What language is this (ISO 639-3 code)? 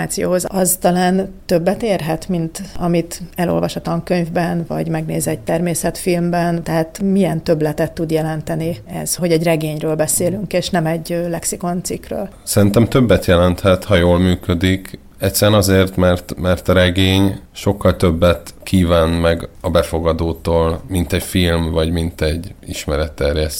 hun